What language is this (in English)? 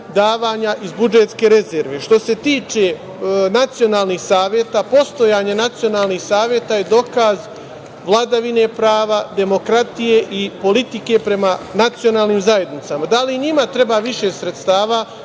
Serbian